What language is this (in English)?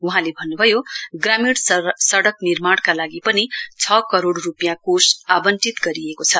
Nepali